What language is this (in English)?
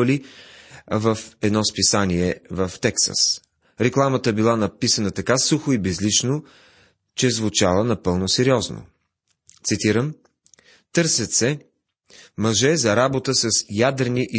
Bulgarian